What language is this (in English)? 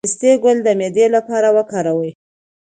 Pashto